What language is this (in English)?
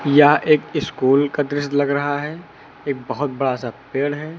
Hindi